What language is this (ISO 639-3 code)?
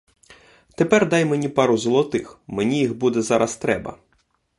ukr